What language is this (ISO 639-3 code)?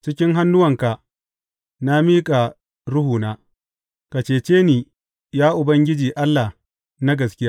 hau